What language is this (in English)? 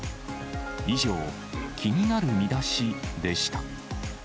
Japanese